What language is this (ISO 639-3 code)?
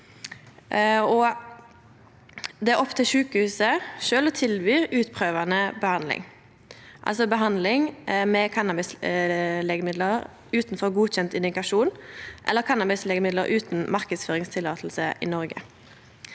nor